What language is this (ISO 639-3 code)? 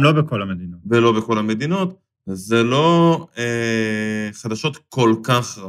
heb